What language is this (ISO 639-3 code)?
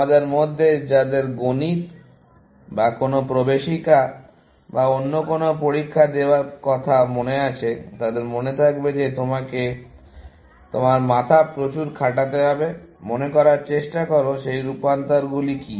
ben